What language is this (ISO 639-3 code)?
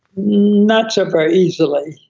eng